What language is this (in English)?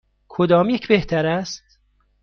Persian